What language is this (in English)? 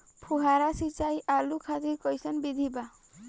Bhojpuri